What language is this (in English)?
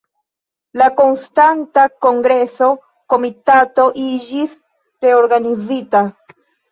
Esperanto